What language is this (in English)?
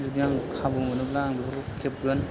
Bodo